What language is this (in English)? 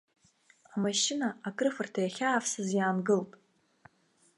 Abkhazian